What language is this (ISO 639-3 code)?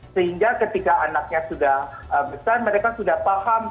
ind